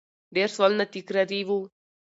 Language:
Pashto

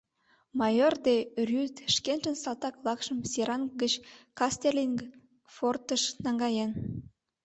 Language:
Mari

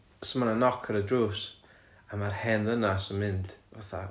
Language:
Welsh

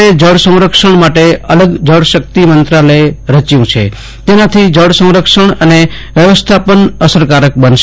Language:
Gujarati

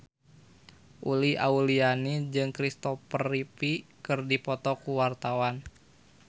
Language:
Sundanese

